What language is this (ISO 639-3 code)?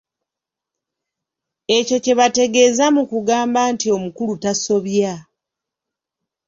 lug